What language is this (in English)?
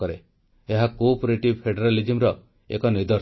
Odia